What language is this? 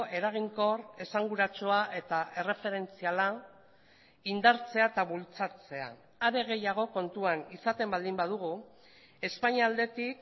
Basque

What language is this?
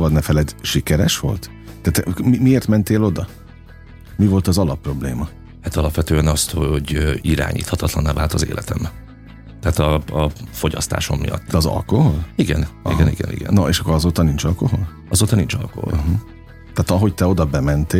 Hungarian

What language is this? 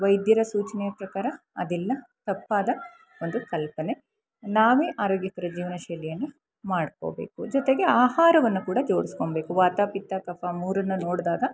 Kannada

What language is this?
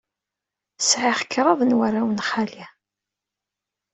Kabyle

